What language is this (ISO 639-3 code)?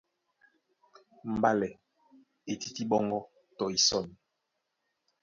dua